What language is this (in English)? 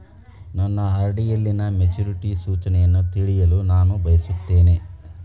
Kannada